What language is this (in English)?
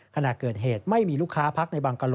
Thai